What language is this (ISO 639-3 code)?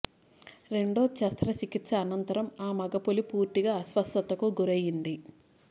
tel